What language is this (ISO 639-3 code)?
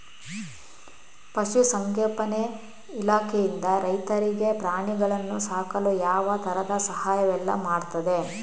kan